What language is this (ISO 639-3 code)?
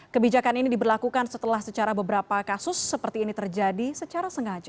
ind